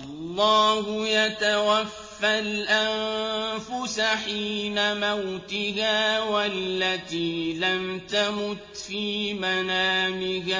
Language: Arabic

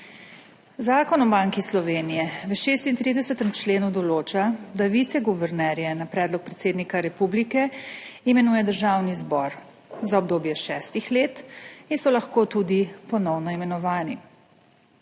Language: Slovenian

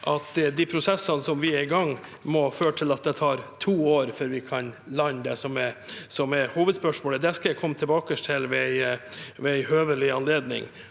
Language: Norwegian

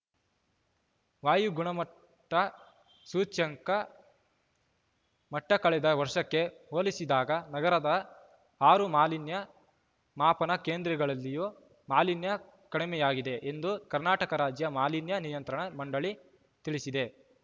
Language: Kannada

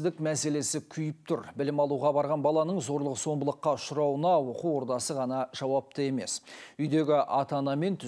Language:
Turkish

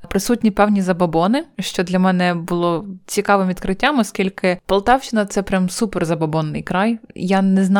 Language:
Ukrainian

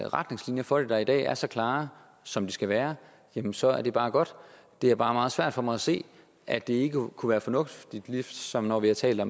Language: Danish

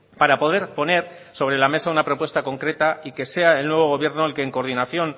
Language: Spanish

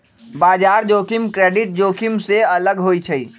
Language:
Magahi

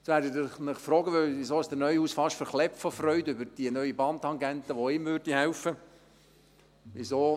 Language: Swiss German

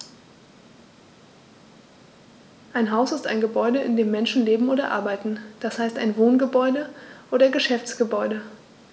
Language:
German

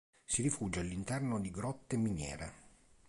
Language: Italian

